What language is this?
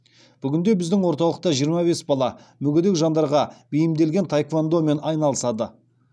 Kazakh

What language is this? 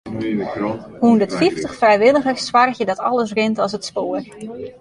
Western Frisian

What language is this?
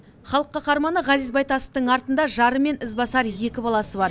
Kazakh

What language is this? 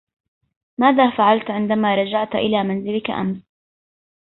Arabic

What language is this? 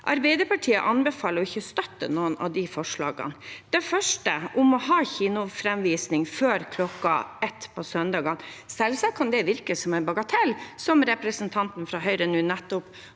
Norwegian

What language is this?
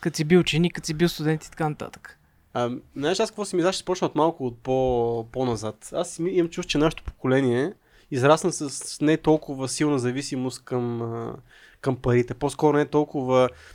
Bulgarian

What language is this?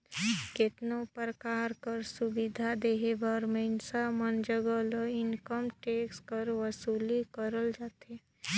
Chhattisgarhi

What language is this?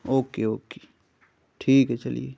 Urdu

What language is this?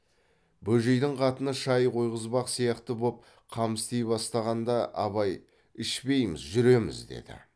Kazakh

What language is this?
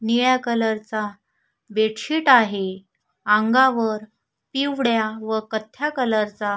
Marathi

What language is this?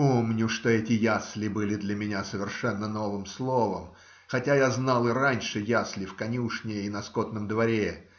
Russian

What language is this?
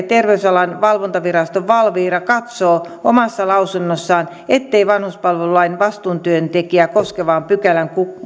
Finnish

